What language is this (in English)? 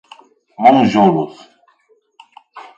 Portuguese